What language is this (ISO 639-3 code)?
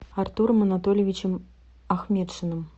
rus